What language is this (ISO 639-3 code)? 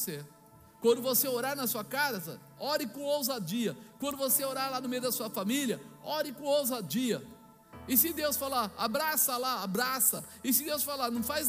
por